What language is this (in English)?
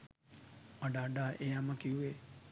Sinhala